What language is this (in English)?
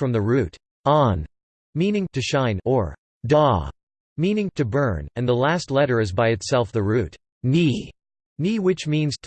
English